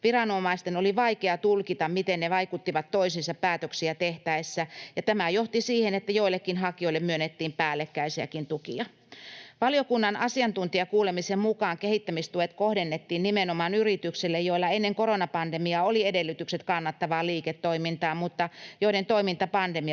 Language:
Finnish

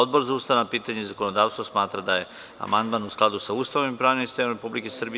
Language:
Serbian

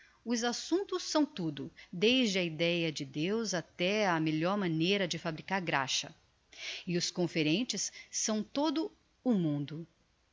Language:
Portuguese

